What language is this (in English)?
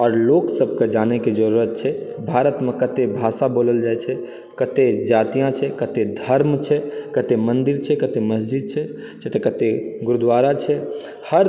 Maithili